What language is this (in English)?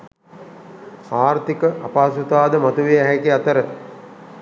Sinhala